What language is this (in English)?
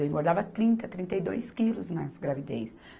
Portuguese